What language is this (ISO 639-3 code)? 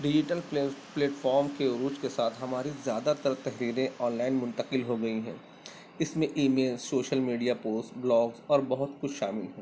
urd